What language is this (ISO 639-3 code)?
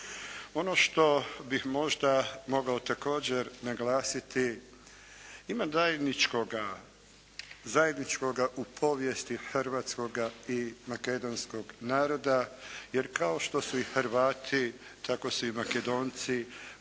hrv